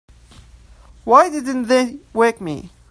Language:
English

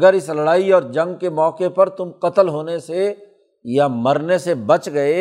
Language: Urdu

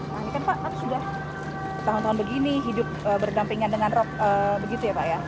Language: Indonesian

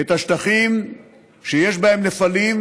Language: Hebrew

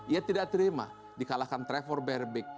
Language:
Indonesian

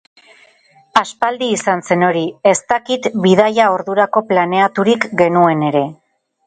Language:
Basque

